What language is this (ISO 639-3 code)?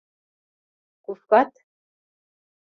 chm